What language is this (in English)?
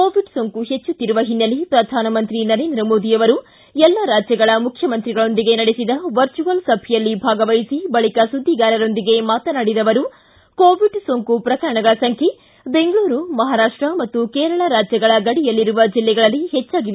Kannada